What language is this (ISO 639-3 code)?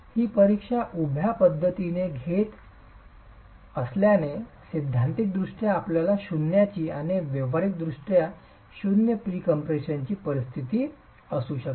mar